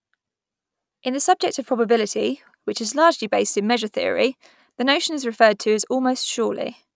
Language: English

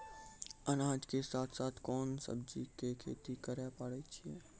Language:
Maithili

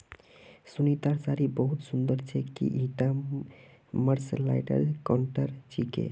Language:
Magahi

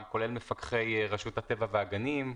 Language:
Hebrew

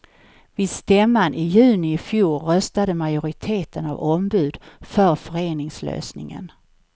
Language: Swedish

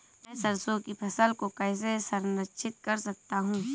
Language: Hindi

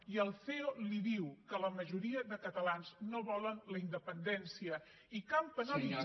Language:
Catalan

